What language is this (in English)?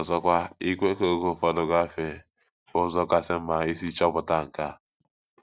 Igbo